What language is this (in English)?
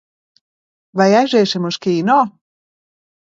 Latvian